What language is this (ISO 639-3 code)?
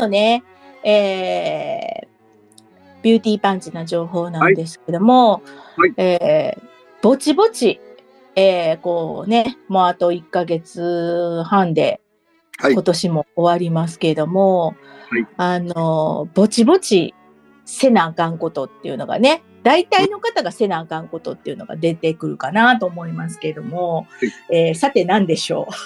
jpn